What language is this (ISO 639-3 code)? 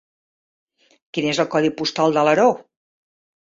cat